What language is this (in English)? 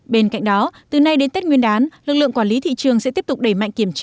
Vietnamese